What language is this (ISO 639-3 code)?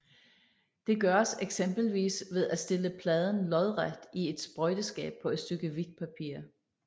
dan